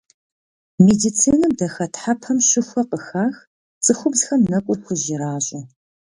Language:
Kabardian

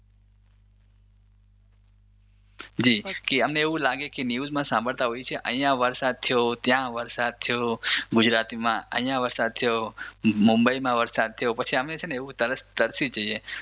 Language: Gujarati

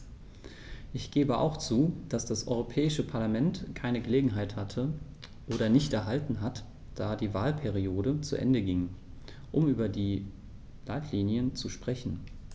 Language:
German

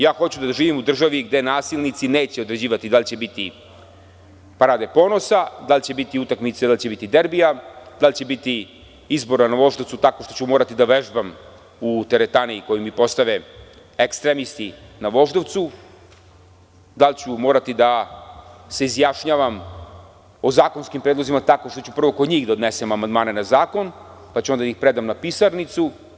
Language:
Serbian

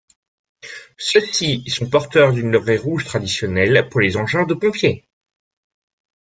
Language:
French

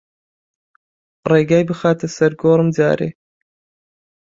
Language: Central Kurdish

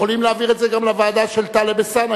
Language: Hebrew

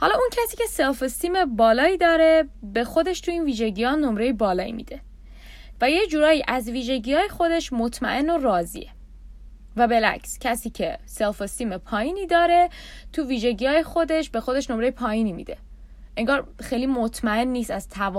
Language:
Persian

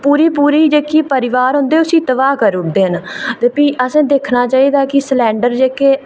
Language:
Dogri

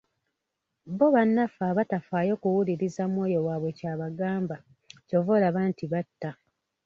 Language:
Ganda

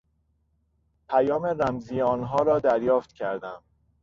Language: Persian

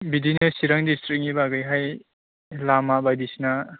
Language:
Bodo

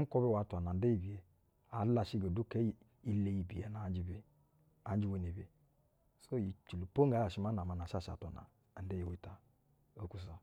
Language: Basa (Nigeria)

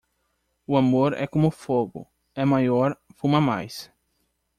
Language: Portuguese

